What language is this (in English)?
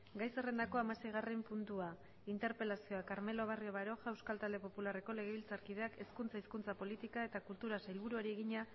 Basque